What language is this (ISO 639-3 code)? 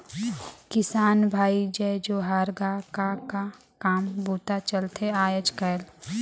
hne